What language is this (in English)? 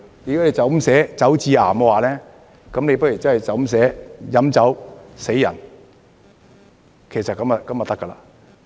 Cantonese